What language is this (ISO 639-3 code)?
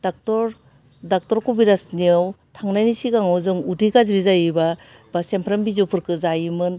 brx